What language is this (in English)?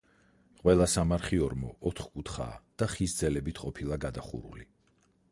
Georgian